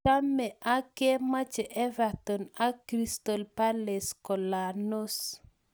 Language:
Kalenjin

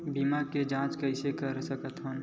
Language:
Chhattisgarhi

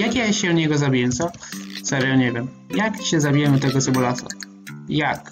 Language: Polish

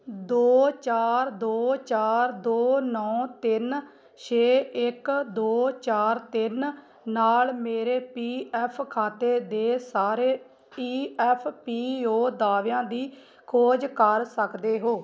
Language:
Punjabi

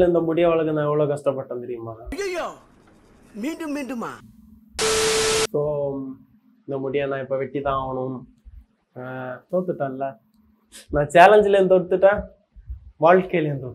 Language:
Arabic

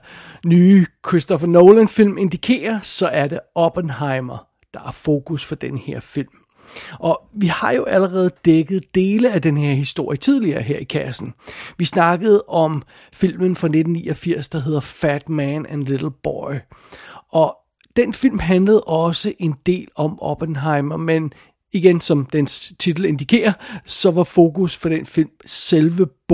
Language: Danish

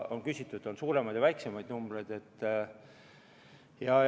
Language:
Estonian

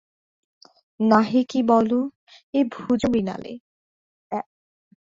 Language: Bangla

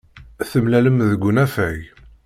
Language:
Kabyle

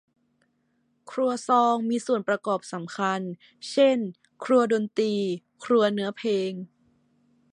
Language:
Thai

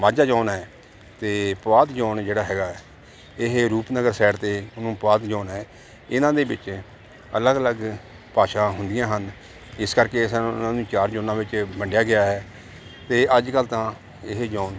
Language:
Punjabi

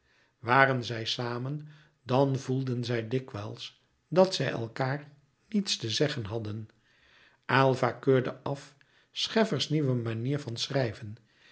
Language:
Dutch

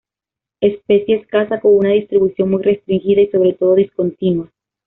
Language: Spanish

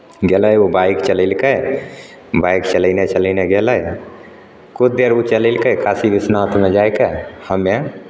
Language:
Maithili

